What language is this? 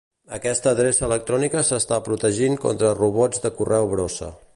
Catalan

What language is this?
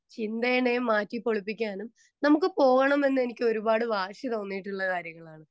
Malayalam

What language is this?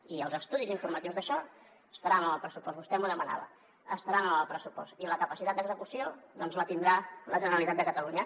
Catalan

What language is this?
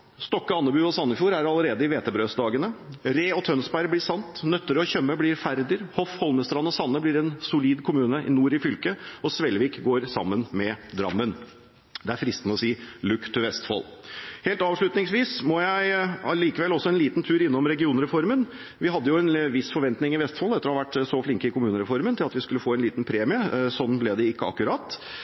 Norwegian Bokmål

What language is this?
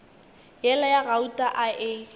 Northern Sotho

